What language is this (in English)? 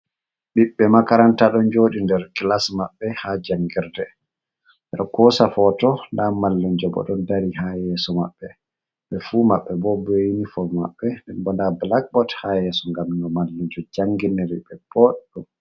Fula